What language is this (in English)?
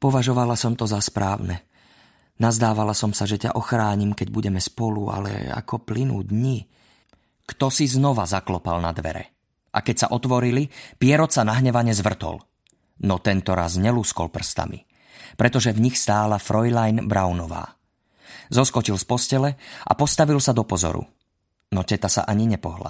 Slovak